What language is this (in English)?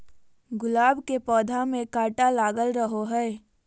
Magahi